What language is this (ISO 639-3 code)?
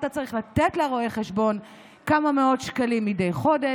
heb